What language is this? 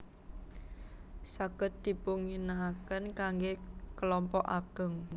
Javanese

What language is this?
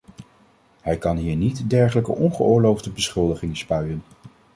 Dutch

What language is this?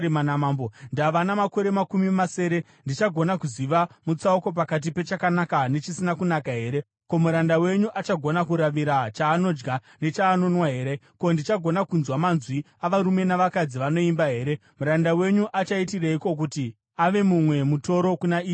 Shona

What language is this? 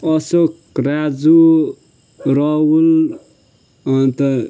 Nepali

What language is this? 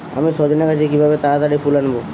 Bangla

